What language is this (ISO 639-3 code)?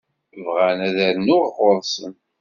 kab